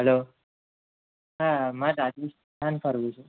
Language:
Gujarati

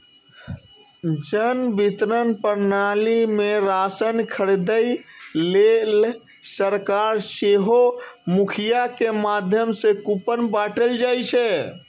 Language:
Maithili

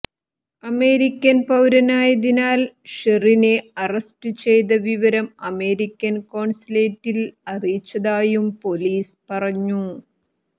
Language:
Malayalam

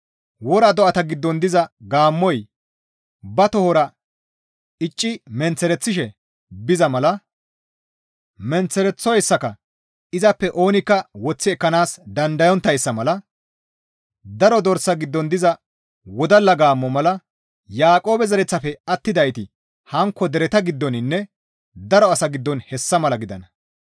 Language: Gamo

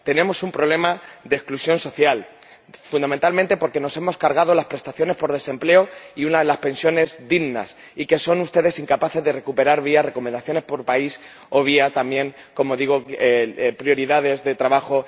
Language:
Spanish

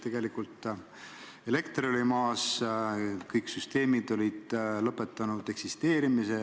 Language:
Estonian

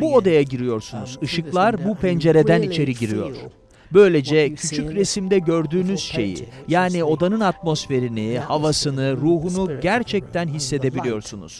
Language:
Turkish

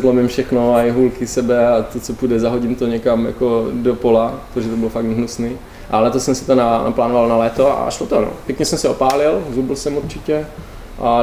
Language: Czech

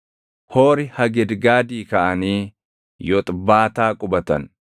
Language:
Oromo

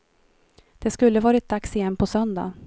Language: Swedish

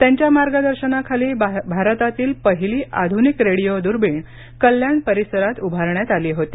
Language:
Marathi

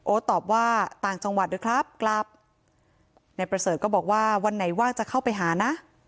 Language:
Thai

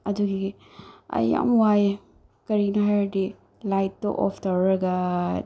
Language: Manipuri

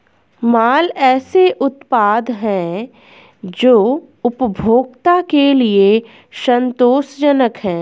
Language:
Hindi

